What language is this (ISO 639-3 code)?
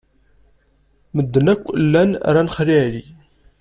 kab